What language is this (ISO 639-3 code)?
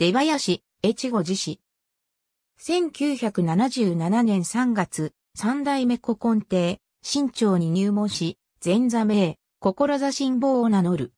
jpn